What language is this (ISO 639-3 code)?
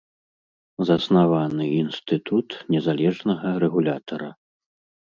bel